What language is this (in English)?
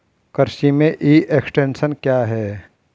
Hindi